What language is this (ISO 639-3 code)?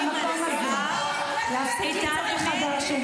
heb